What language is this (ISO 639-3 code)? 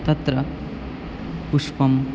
san